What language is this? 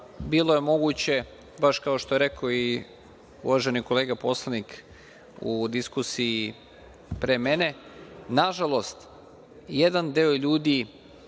Serbian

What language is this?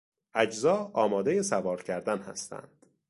Persian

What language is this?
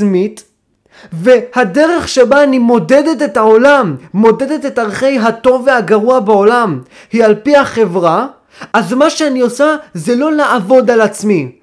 Hebrew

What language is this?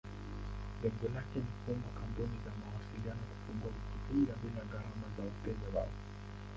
Swahili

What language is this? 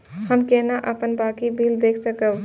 Maithili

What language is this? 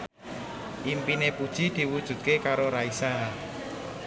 Javanese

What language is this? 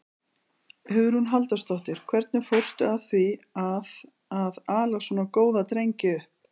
Icelandic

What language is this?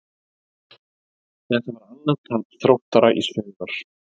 Icelandic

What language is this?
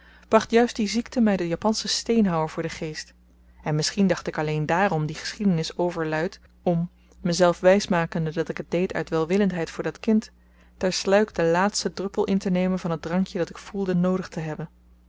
Dutch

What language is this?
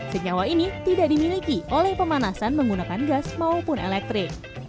Indonesian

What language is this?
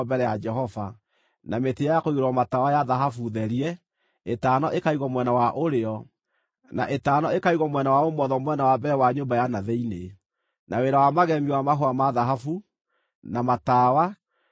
Kikuyu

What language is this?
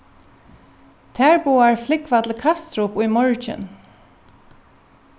Faroese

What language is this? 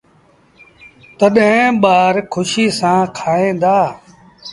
Sindhi Bhil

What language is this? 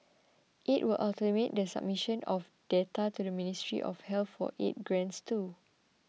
English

